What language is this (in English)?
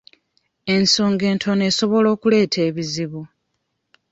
Ganda